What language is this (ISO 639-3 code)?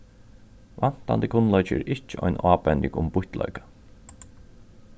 fao